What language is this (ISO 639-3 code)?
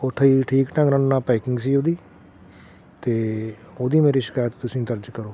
pan